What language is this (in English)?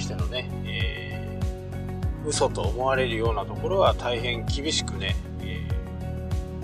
Japanese